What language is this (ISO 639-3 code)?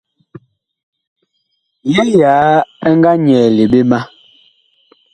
bkh